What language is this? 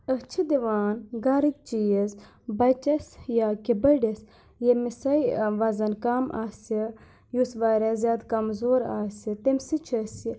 Kashmiri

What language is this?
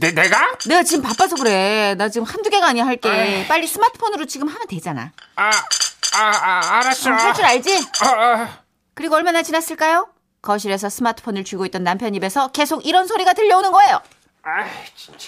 Korean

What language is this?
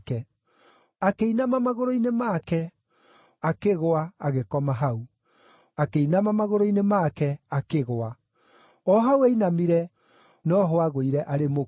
Kikuyu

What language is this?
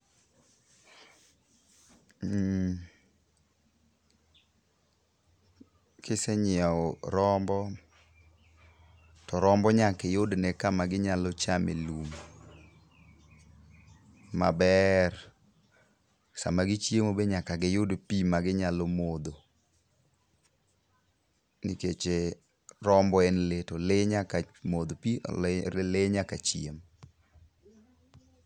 Luo (Kenya and Tanzania)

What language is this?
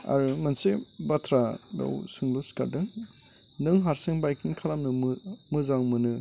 Bodo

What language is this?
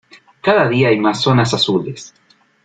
Spanish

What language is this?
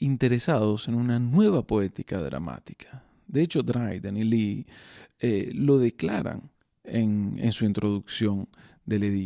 Spanish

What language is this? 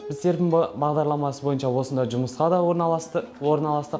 Kazakh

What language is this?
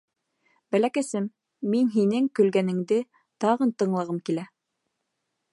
Bashkir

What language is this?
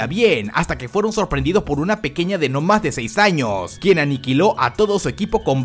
Spanish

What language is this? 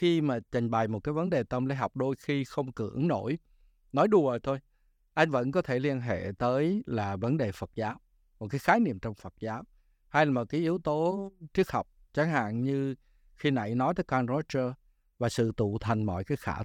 Vietnamese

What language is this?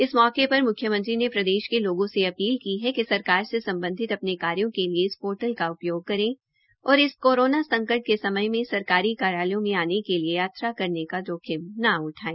Hindi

